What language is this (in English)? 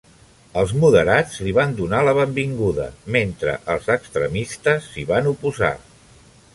Catalan